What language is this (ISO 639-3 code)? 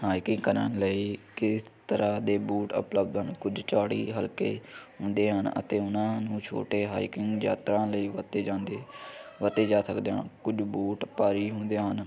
pan